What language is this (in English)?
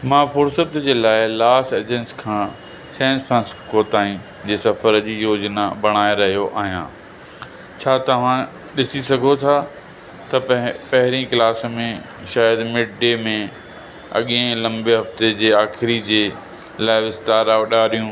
Sindhi